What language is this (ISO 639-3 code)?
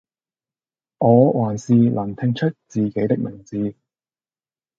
yue